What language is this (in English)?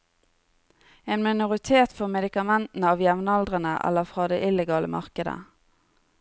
Norwegian